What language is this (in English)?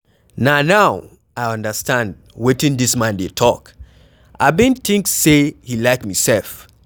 Nigerian Pidgin